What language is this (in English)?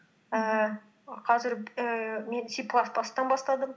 Kazakh